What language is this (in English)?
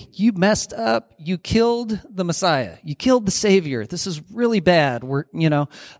English